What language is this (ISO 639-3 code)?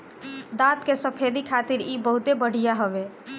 bho